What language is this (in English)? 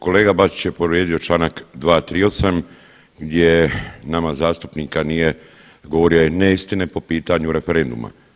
Croatian